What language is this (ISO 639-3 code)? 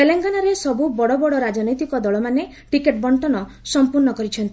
ori